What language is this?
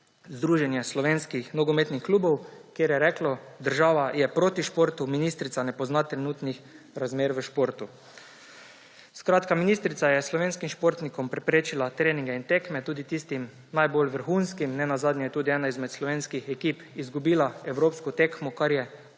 Slovenian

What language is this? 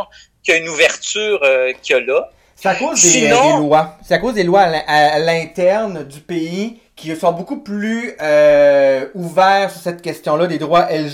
French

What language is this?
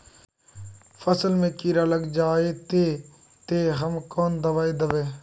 Magahi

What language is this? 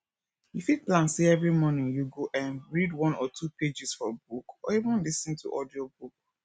Nigerian Pidgin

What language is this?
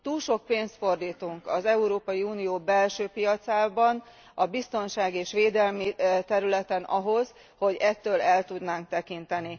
Hungarian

